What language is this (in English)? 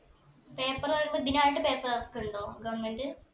Malayalam